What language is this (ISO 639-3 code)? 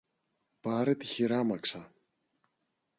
ell